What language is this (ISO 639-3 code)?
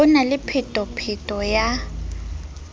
sot